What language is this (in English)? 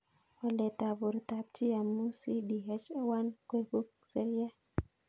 Kalenjin